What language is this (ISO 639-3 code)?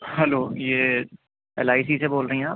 urd